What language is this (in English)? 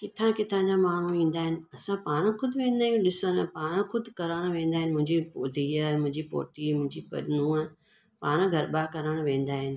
Sindhi